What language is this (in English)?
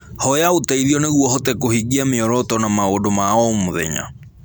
Kikuyu